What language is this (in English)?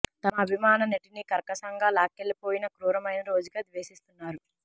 Telugu